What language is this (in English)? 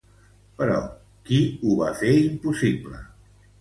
Catalan